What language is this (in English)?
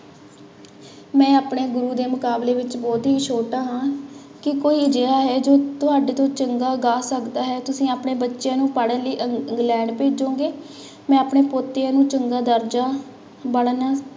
Punjabi